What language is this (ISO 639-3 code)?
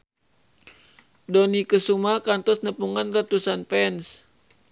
sun